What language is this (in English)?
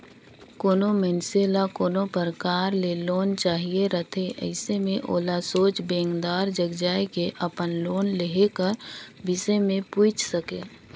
Chhattisgarhi